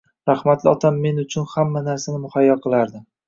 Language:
Uzbek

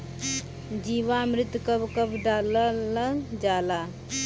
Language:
Bhojpuri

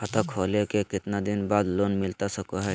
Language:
Magahi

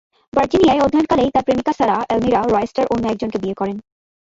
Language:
Bangla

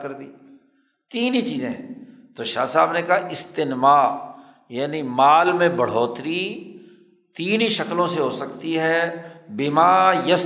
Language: Urdu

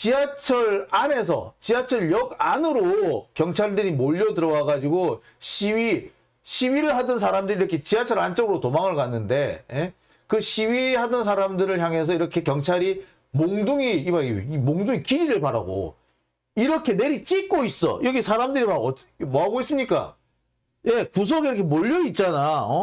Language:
Korean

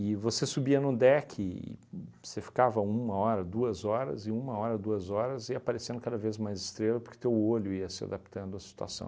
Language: Portuguese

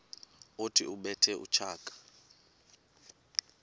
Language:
Xhosa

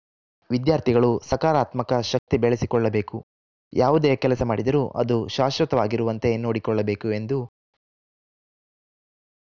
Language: Kannada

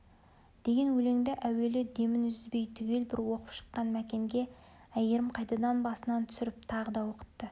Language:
Kazakh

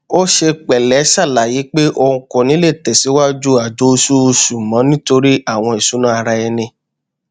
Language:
Yoruba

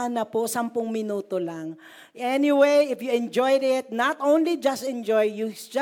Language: Filipino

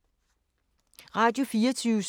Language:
Danish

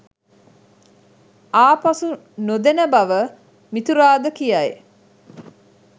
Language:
Sinhala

